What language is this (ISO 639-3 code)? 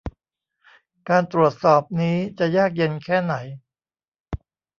tha